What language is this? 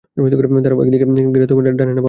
Bangla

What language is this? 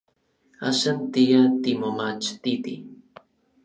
Orizaba Nahuatl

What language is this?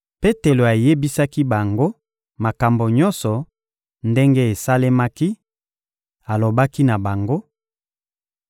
Lingala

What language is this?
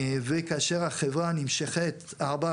Hebrew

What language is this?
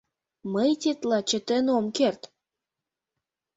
Mari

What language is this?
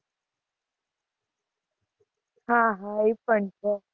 Gujarati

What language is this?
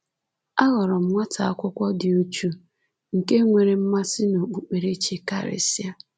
Igbo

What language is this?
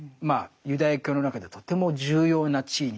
Japanese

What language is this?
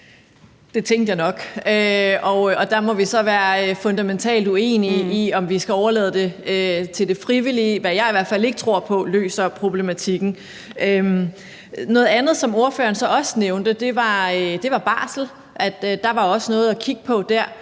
Danish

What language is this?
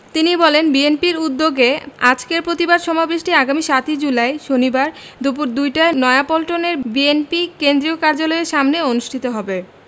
Bangla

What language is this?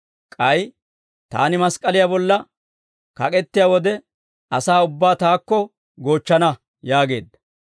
Dawro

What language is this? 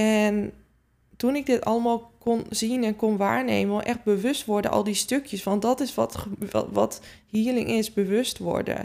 Dutch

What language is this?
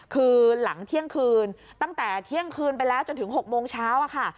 Thai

